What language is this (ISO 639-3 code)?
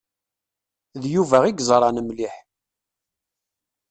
kab